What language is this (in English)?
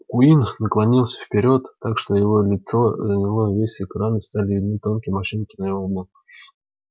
Russian